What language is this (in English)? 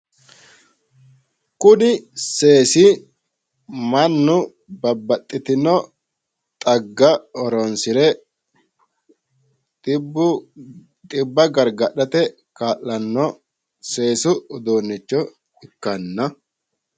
Sidamo